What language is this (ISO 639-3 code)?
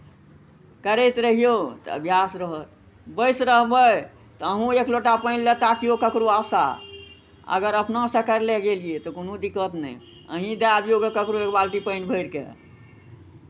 mai